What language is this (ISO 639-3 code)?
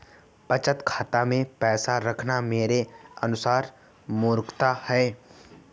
hin